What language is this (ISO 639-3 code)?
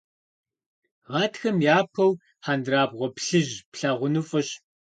kbd